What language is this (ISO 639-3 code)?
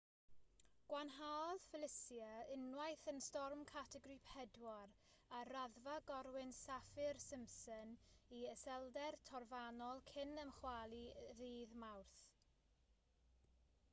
cym